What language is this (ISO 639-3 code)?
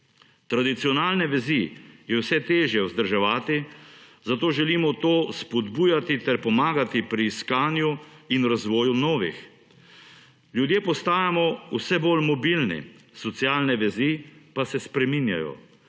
slv